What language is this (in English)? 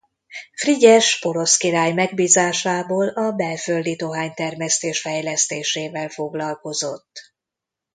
Hungarian